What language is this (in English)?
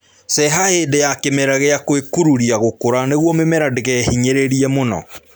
Kikuyu